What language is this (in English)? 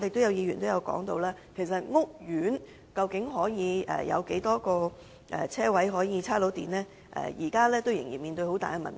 Cantonese